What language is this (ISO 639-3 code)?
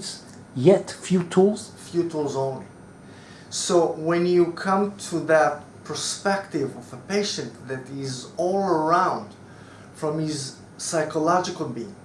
eng